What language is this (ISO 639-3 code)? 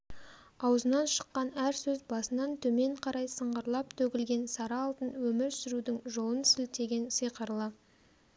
kaz